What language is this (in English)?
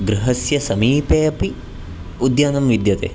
Sanskrit